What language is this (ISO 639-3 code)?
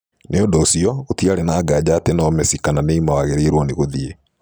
kik